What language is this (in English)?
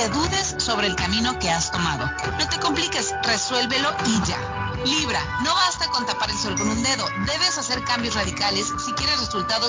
Spanish